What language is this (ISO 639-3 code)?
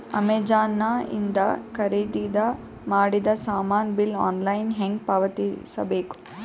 kan